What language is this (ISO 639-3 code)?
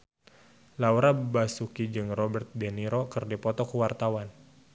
sun